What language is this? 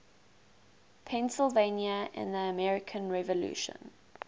English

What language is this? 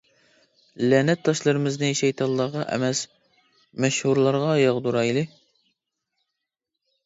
Uyghur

